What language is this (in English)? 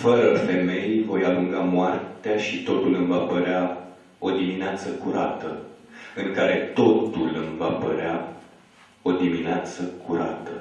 Romanian